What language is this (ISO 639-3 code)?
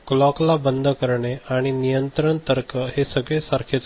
mar